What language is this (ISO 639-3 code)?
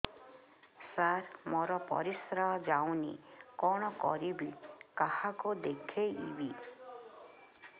ori